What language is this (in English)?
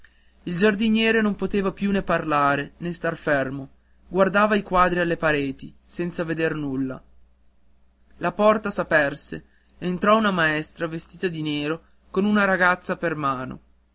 Italian